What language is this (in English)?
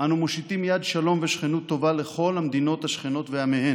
Hebrew